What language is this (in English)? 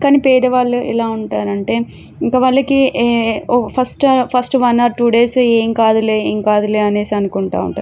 Telugu